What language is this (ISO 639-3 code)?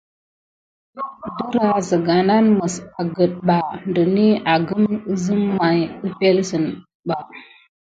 gid